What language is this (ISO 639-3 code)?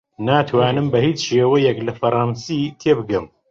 ckb